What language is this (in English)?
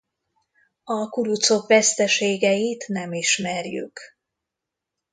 Hungarian